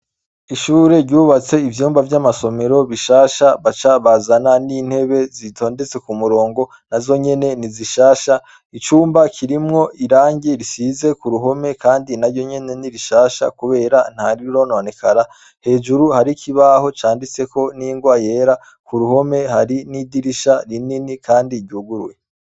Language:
Rundi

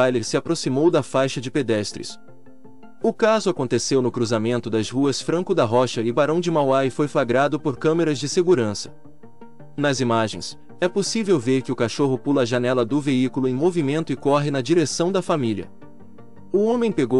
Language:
Portuguese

